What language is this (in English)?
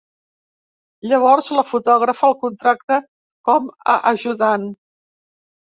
Catalan